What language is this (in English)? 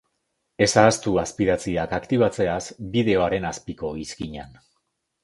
Basque